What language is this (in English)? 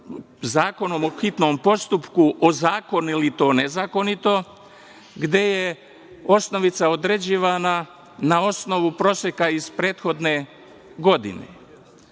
Serbian